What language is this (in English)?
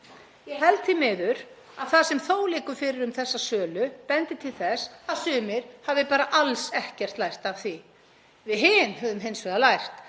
Icelandic